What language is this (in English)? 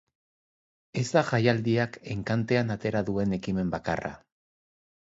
Basque